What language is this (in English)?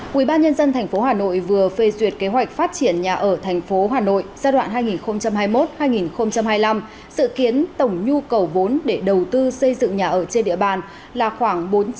Vietnamese